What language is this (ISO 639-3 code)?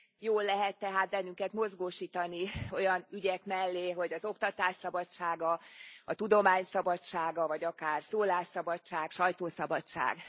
hun